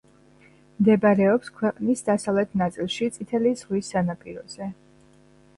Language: Georgian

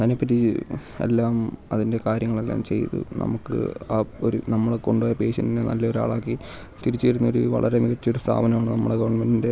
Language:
Malayalam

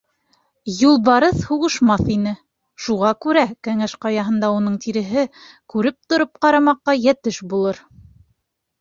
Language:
Bashkir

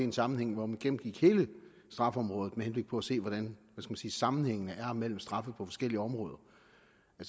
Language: Danish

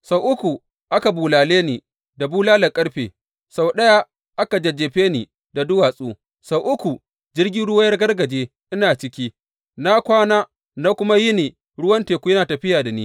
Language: Hausa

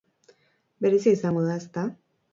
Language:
Basque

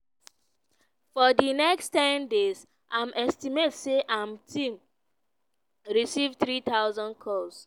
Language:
Nigerian Pidgin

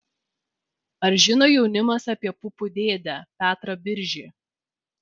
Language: Lithuanian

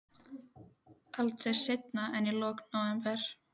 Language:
Icelandic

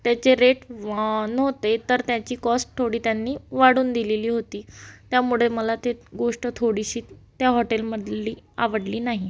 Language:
Marathi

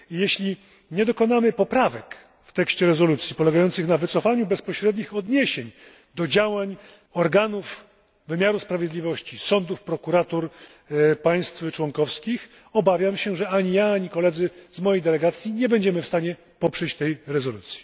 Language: Polish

